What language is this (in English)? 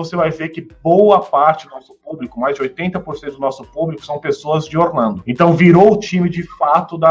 Portuguese